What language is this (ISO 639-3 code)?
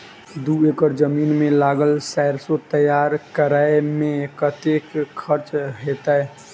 mai